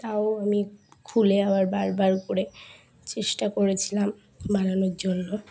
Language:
Bangla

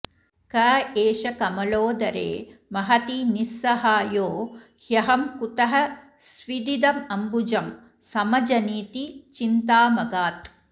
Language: Sanskrit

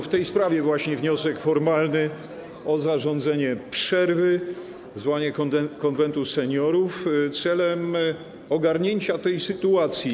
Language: Polish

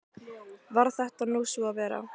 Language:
Icelandic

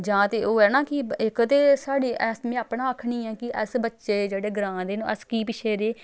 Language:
Dogri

